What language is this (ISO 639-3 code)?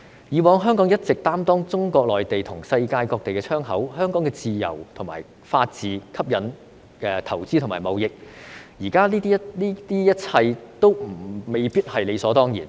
yue